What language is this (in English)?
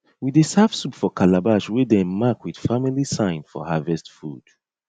Nigerian Pidgin